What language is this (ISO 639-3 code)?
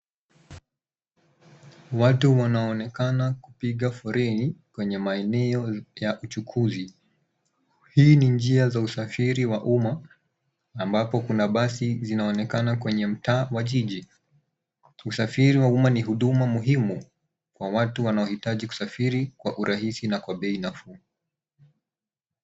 swa